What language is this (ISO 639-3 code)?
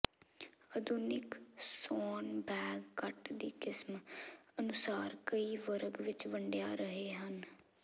pan